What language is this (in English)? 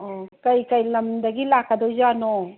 Manipuri